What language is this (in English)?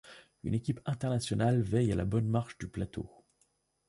French